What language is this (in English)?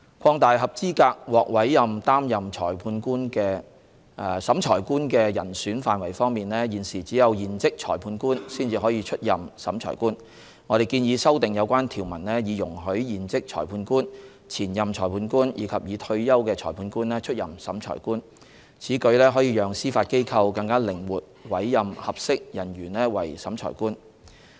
Cantonese